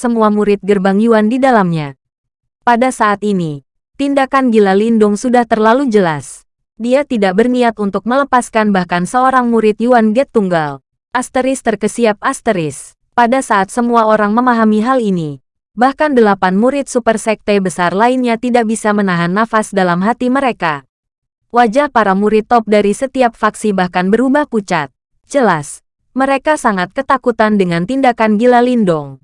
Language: Indonesian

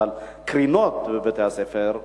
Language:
Hebrew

